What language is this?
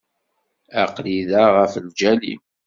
Kabyle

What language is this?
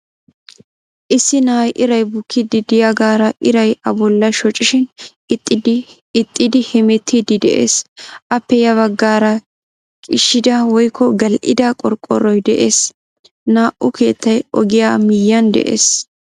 Wolaytta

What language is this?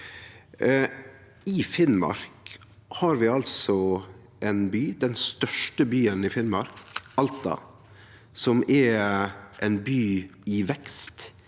Norwegian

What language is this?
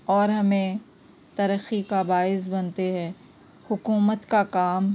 Urdu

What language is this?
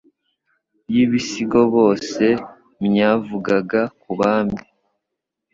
Kinyarwanda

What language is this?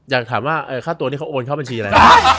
Thai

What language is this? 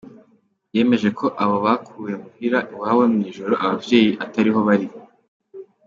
Kinyarwanda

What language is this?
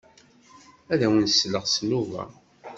Kabyle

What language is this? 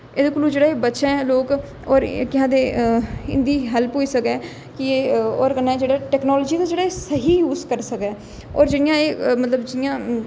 Dogri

